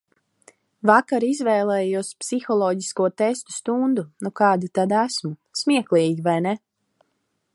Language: Latvian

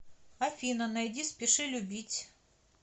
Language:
Russian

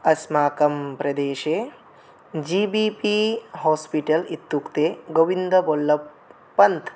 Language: Sanskrit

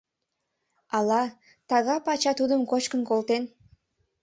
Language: Mari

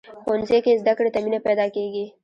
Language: Pashto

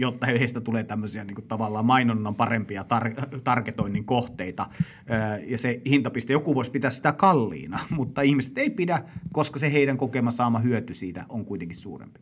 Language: Finnish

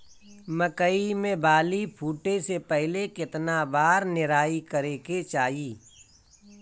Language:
Bhojpuri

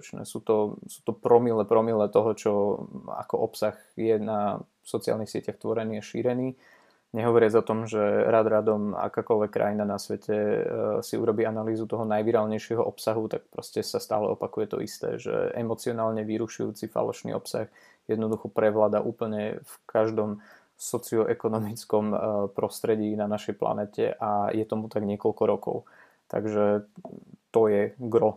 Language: Slovak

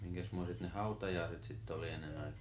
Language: Finnish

